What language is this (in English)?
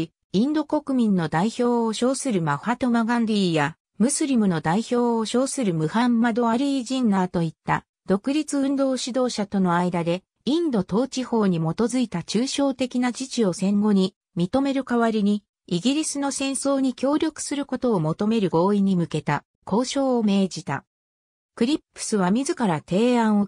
Japanese